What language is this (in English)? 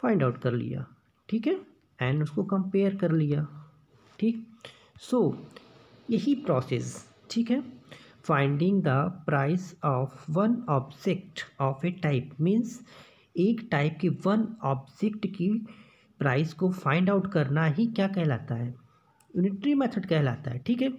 Hindi